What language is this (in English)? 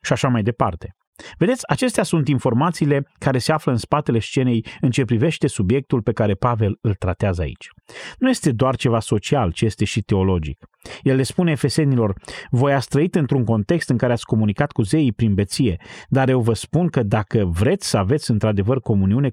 Romanian